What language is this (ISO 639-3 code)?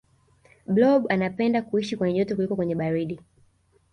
swa